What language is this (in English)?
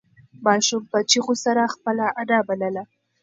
Pashto